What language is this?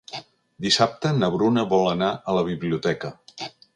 Catalan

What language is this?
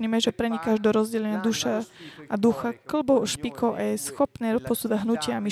Slovak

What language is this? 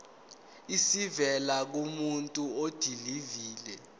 Zulu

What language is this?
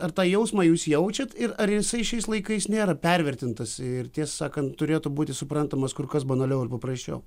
Lithuanian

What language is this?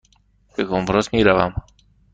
Persian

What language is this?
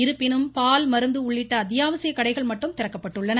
Tamil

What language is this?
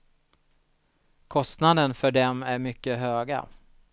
Swedish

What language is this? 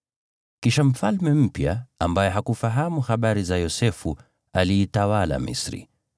Swahili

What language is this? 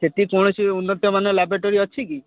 Odia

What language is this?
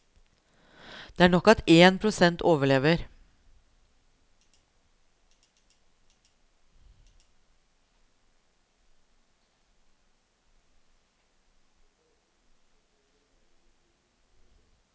Norwegian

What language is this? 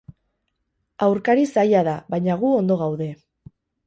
Basque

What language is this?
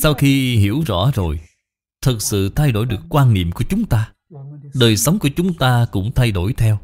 Vietnamese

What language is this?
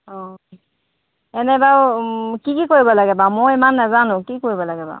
Assamese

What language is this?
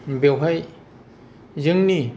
Bodo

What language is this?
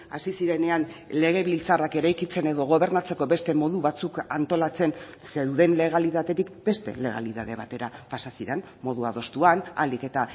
Basque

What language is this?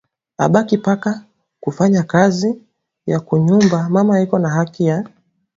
Swahili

